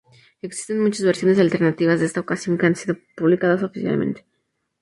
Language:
Spanish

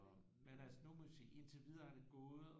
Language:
Danish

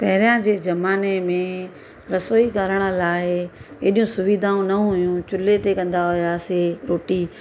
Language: Sindhi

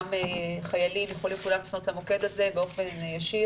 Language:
Hebrew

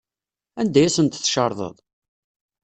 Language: Kabyle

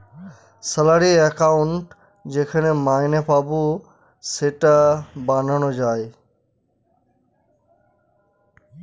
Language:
Bangla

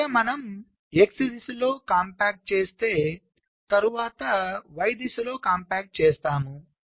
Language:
Telugu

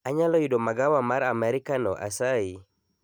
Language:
Luo (Kenya and Tanzania)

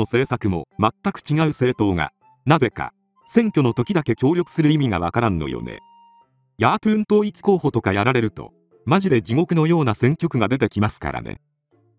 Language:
Japanese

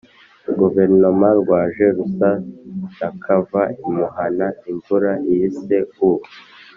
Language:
Kinyarwanda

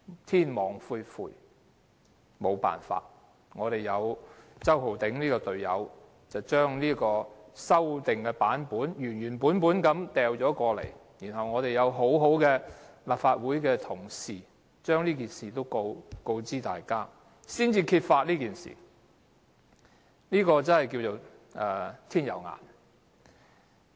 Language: Cantonese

